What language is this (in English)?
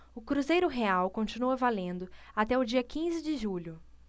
Portuguese